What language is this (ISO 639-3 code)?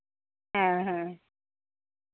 sat